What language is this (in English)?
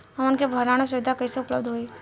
Bhojpuri